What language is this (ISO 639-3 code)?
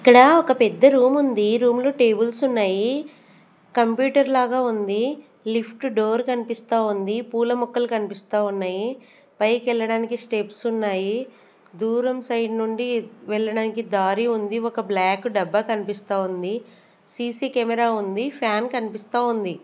tel